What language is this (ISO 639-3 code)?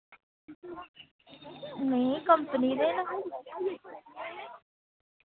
doi